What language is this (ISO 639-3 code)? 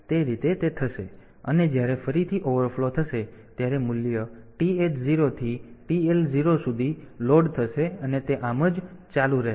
guj